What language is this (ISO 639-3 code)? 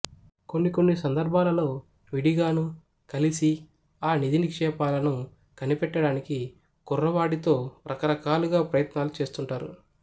tel